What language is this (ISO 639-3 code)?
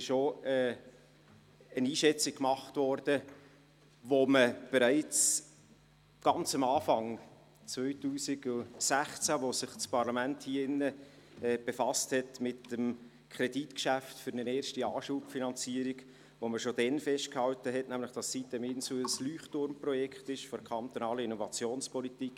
gsw